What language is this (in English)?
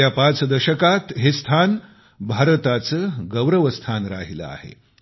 Marathi